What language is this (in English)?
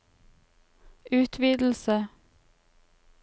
Norwegian